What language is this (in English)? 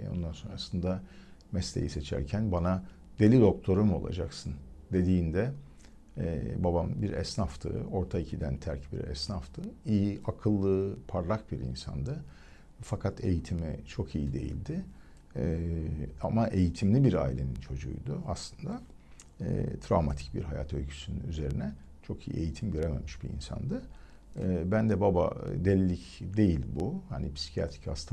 Turkish